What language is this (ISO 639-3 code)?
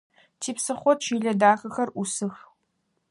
ady